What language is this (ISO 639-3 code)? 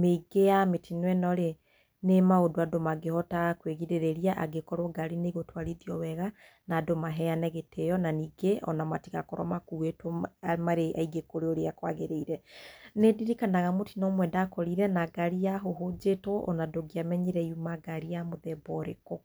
kik